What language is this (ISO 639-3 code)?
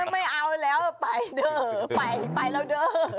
tha